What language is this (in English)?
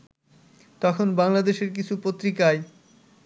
Bangla